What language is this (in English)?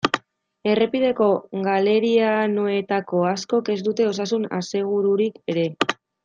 Basque